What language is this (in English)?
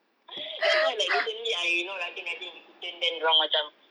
English